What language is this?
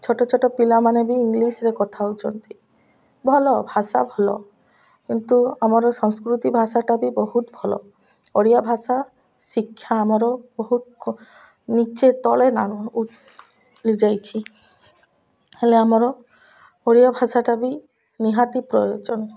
Odia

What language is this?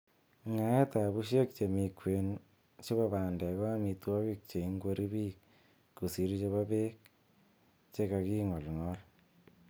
Kalenjin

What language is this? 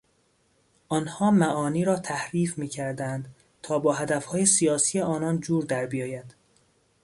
Persian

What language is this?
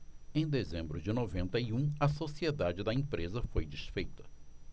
Portuguese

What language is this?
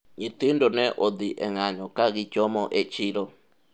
Luo (Kenya and Tanzania)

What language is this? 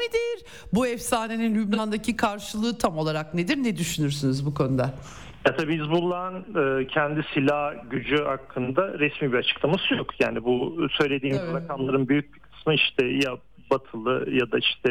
Turkish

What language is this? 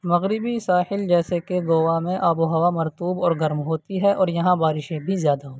Urdu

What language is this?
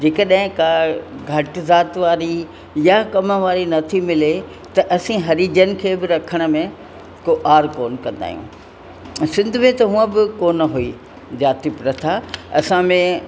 Sindhi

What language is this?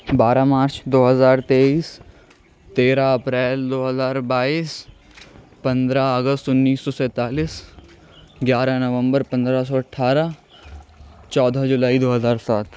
Urdu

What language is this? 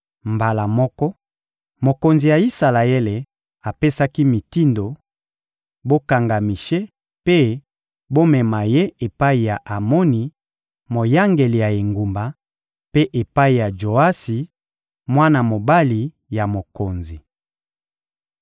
Lingala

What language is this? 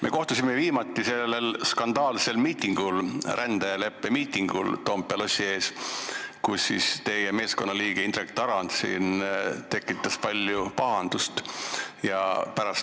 Estonian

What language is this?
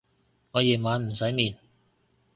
Cantonese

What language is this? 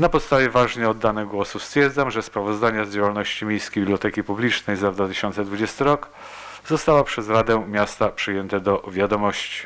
Polish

